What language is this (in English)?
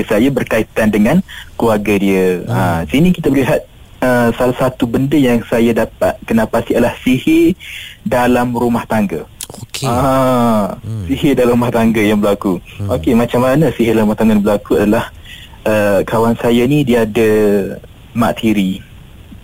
Malay